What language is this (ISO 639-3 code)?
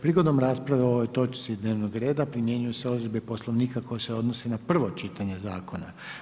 hrv